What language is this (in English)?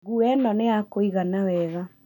Kikuyu